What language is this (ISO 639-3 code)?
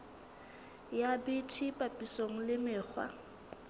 sot